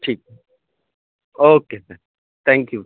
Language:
Urdu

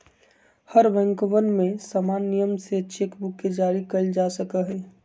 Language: Magahi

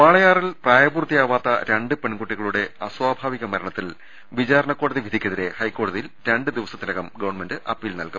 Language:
Malayalam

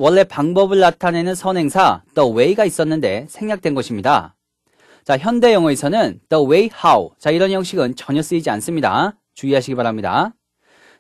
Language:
Korean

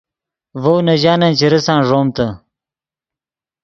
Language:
Yidgha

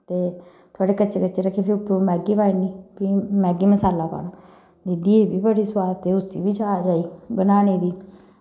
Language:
Dogri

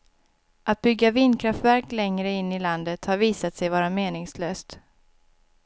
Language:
Swedish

